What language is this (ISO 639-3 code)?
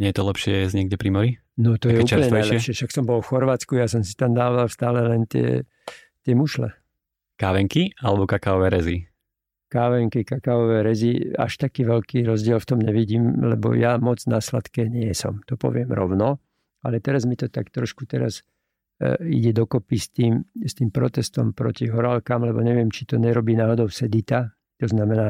slk